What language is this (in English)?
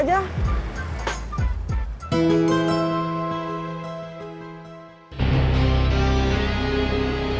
Indonesian